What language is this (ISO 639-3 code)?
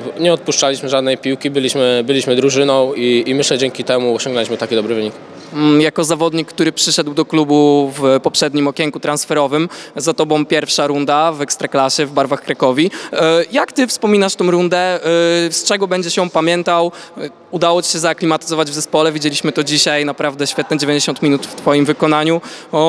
pol